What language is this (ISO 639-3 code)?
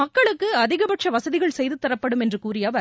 tam